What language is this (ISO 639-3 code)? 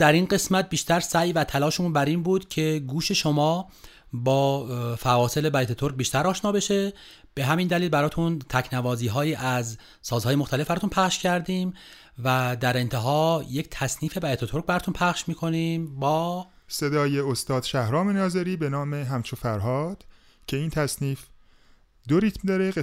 fas